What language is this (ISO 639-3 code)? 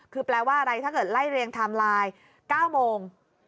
tha